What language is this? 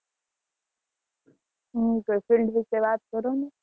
Gujarati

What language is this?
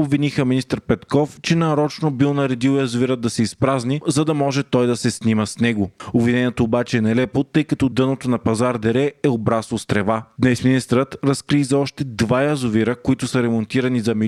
Bulgarian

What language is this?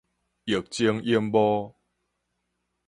Min Nan Chinese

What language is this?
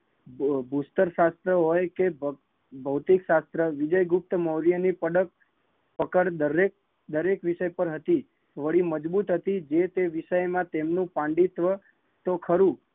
Gujarati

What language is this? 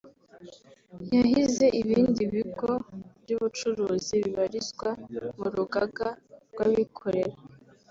Kinyarwanda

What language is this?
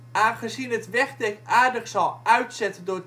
Dutch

